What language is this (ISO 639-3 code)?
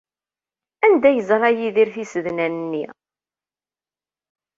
kab